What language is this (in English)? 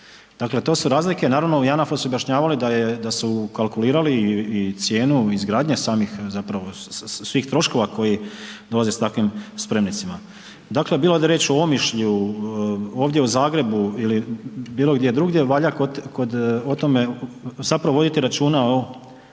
Croatian